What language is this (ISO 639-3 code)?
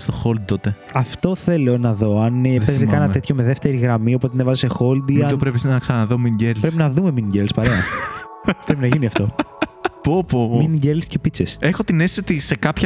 ell